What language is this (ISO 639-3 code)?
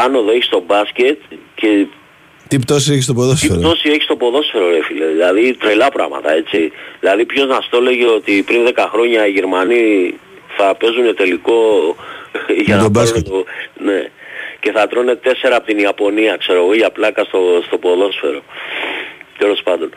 ell